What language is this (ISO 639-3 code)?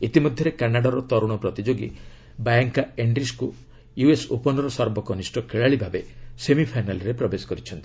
ori